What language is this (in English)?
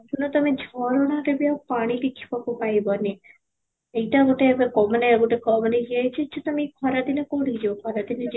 Odia